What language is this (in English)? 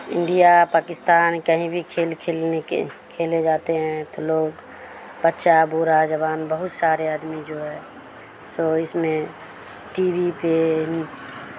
Urdu